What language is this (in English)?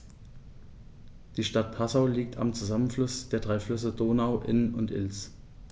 German